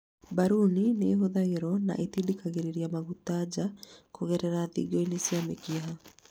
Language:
Kikuyu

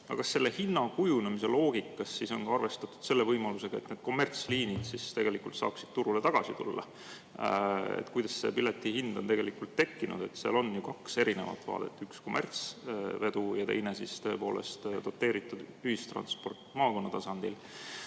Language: Estonian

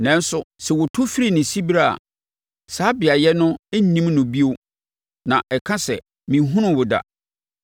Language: Akan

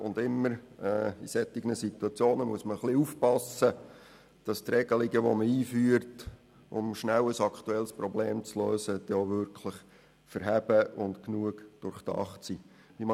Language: Swiss German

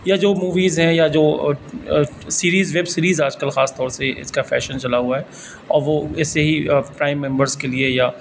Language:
Urdu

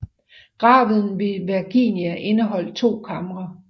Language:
Danish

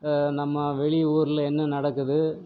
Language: Tamil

